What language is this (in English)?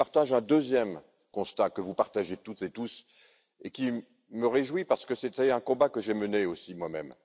French